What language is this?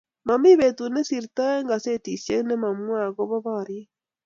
Kalenjin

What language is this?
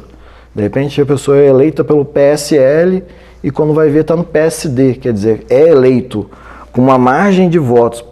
Portuguese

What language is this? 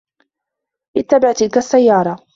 Arabic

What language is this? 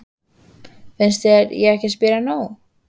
Icelandic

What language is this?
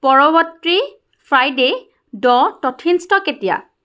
Assamese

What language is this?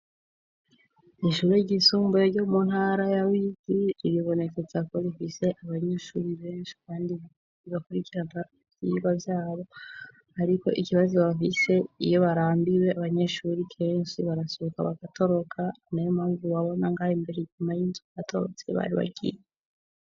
Rundi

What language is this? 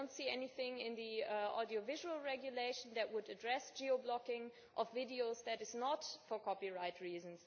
English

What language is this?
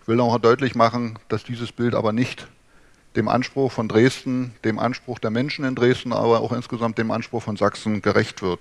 German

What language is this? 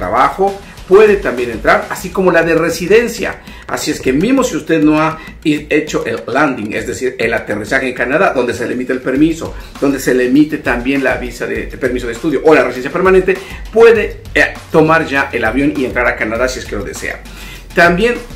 Spanish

